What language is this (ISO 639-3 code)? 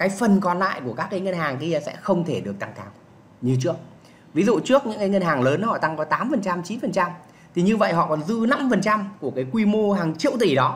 vie